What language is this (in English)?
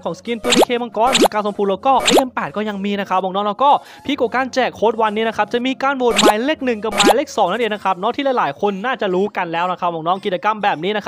Thai